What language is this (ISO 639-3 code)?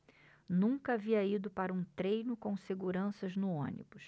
por